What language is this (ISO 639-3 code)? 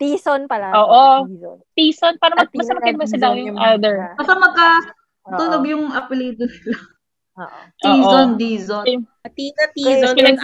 fil